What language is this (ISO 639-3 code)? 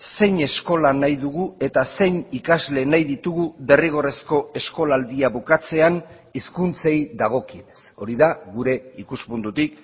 eus